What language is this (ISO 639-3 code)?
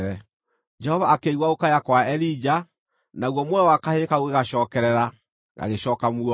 kik